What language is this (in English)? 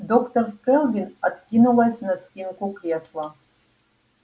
Russian